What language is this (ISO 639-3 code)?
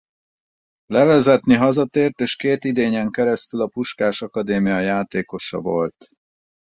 hun